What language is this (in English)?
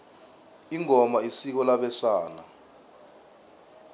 South Ndebele